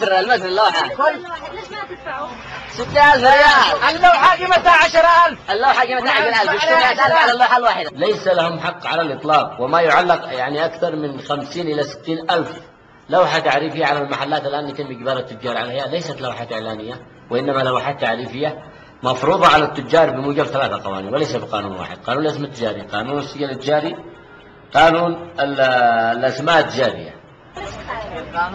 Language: Arabic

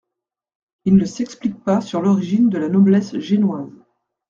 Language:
French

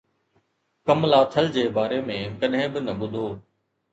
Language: Sindhi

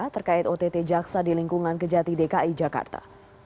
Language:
Indonesian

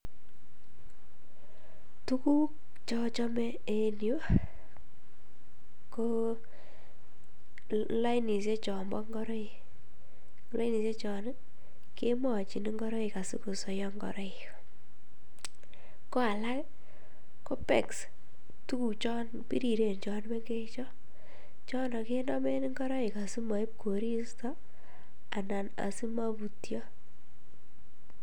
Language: Kalenjin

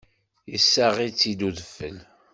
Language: Kabyle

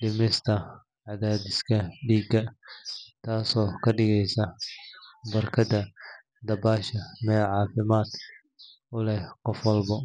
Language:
Somali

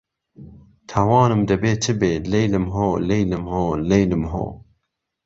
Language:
Central Kurdish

